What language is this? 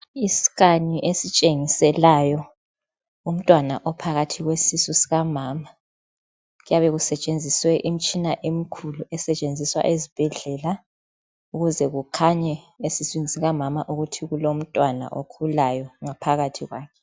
North Ndebele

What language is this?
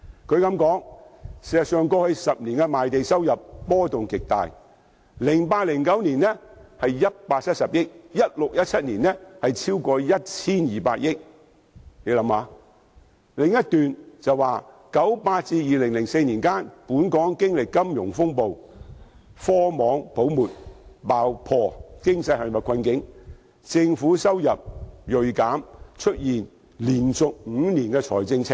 Cantonese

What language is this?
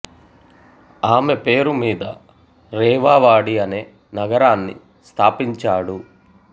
Telugu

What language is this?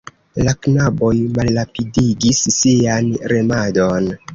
Esperanto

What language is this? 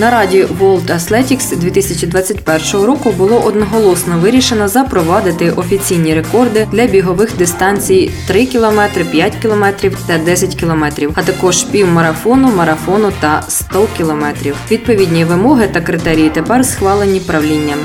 Ukrainian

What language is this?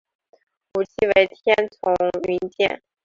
Chinese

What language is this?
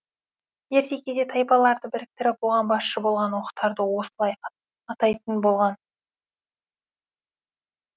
Kazakh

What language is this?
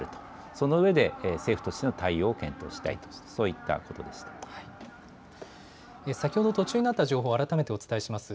Japanese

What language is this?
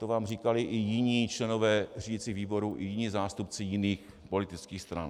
Czech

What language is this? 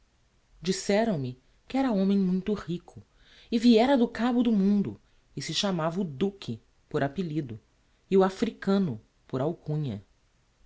Portuguese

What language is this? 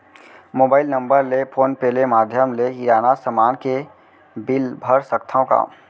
Chhattisgarhi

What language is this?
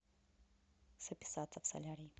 Russian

